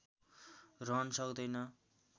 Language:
Nepali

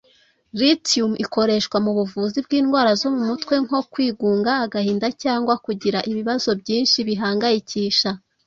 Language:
Kinyarwanda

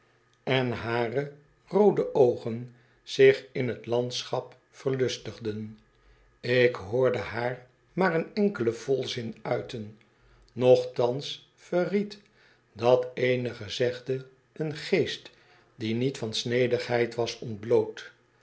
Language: Dutch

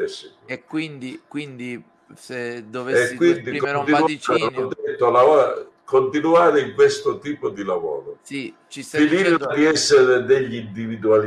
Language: Italian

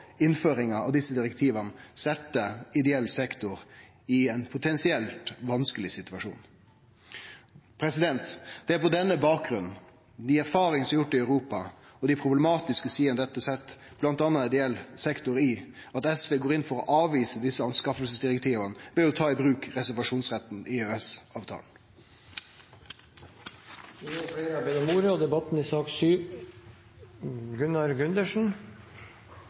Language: Norwegian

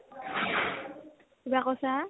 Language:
Assamese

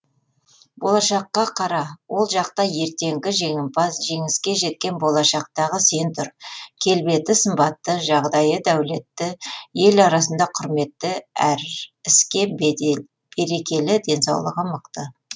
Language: Kazakh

